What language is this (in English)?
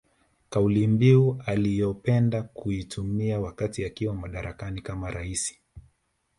Swahili